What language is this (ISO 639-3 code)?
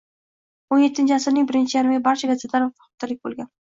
uzb